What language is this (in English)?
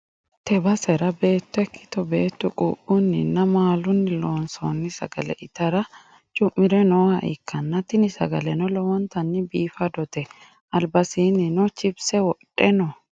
Sidamo